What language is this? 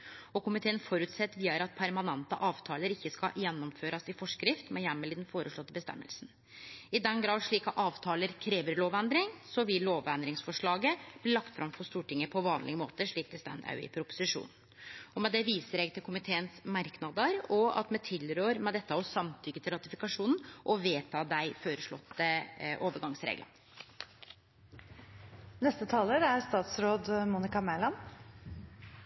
Norwegian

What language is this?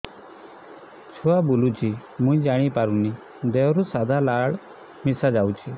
Odia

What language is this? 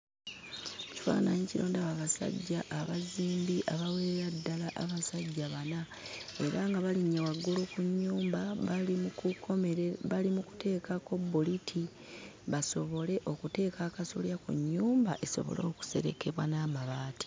Ganda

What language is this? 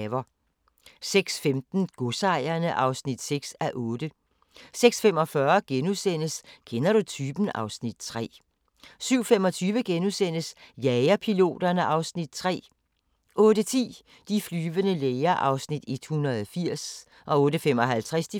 Danish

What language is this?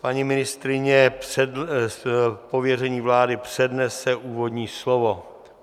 Czech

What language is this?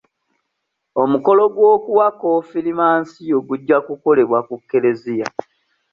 Ganda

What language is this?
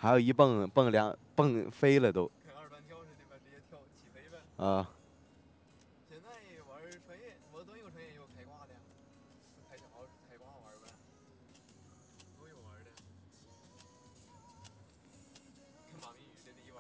Chinese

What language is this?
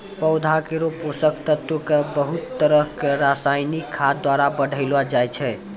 Maithili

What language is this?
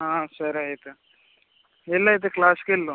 Telugu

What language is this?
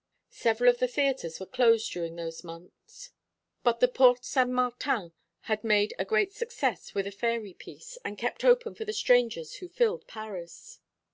English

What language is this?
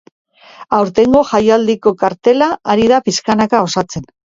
Basque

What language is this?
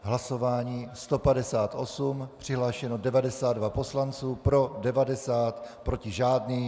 Czech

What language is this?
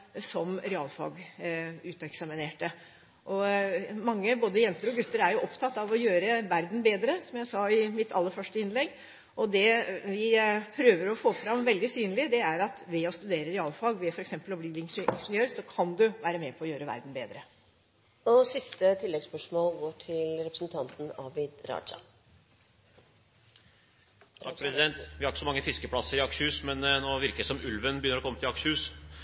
Norwegian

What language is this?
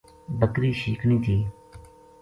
Gujari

